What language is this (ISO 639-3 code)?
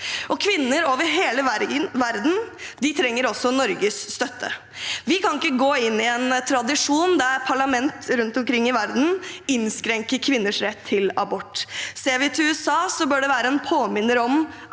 nor